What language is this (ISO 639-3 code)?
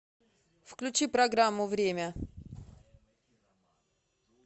rus